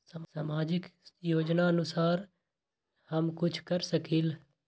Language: Magahi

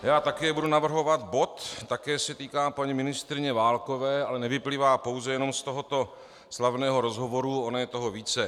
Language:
Czech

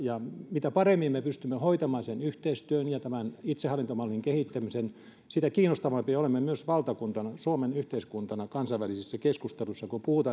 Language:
Finnish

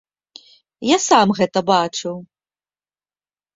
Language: Belarusian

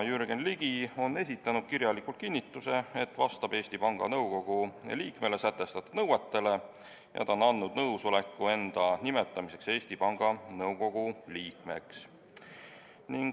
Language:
Estonian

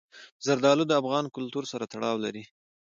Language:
Pashto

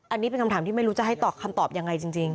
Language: Thai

